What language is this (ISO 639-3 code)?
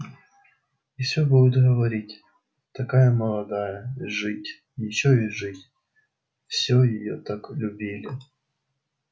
rus